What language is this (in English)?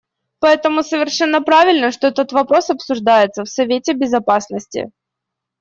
Russian